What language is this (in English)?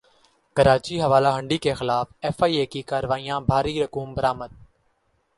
Urdu